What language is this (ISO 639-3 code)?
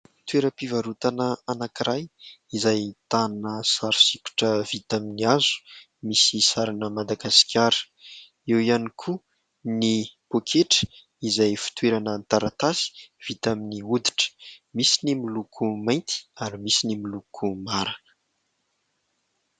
mlg